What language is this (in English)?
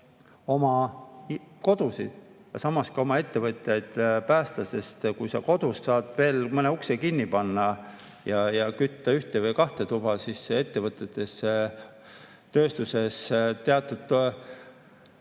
Estonian